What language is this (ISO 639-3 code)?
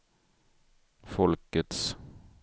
swe